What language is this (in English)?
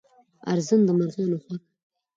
Pashto